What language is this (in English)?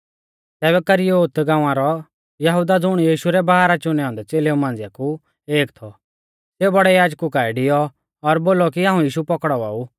Mahasu Pahari